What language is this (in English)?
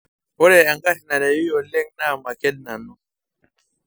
Masai